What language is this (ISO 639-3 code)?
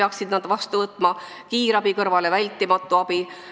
est